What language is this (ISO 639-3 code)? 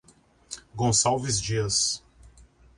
por